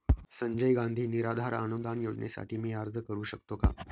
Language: Marathi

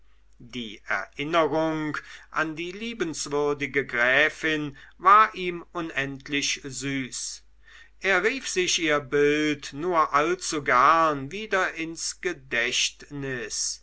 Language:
German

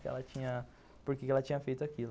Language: Portuguese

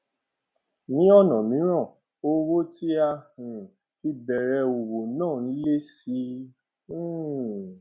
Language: Yoruba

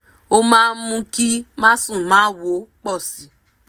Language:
Yoruba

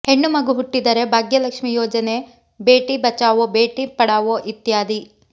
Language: Kannada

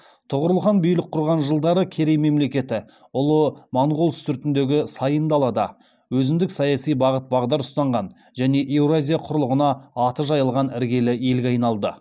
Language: Kazakh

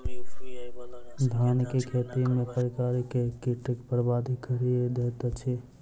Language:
Maithili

